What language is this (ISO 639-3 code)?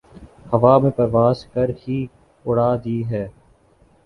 urd